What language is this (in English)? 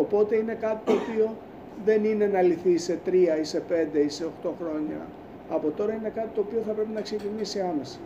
Greek